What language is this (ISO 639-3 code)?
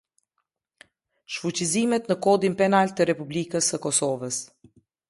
sqi